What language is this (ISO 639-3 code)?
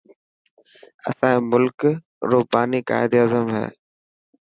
mki